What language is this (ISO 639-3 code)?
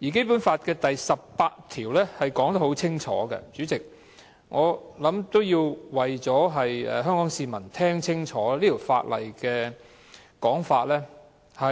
yue